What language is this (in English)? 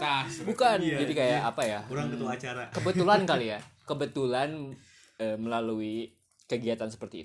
Indonesian